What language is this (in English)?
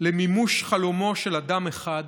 Hebrew